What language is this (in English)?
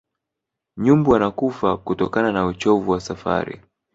Swahili